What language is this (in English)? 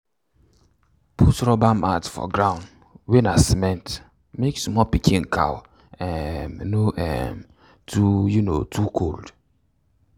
Nigerian Pidgin